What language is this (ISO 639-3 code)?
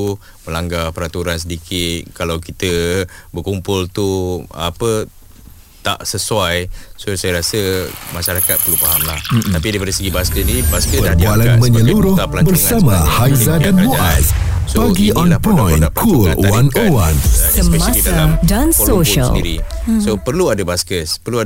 msa